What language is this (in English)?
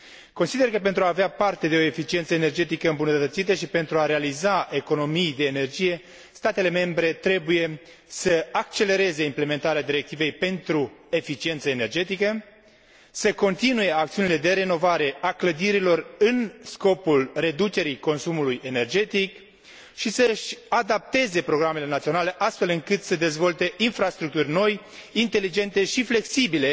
Romanian